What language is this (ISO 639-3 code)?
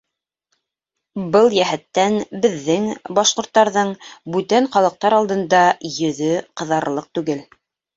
bak